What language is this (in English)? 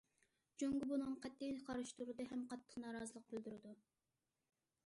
Uyghur